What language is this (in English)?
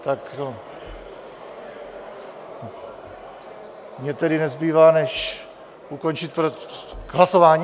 Czech